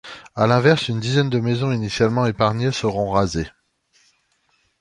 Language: French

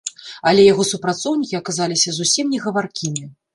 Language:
Belarusian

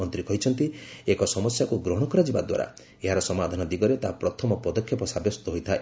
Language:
Odia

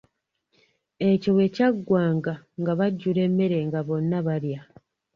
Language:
Ganda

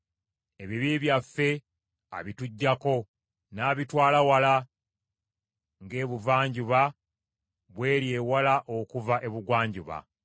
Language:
Ganda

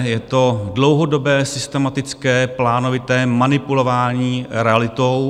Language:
Czech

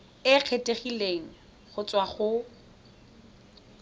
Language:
Tswana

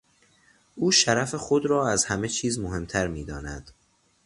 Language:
Persian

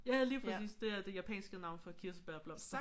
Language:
Danish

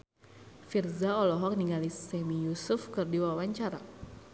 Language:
Sundanese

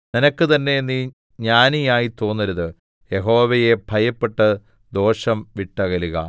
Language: Malayalam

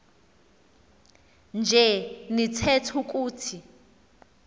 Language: Xhosa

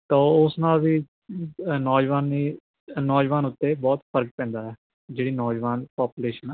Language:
Punjabi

